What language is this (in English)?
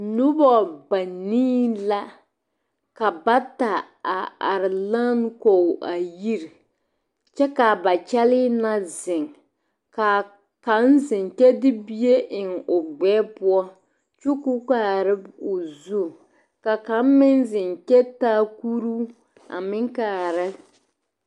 Southern Dagaare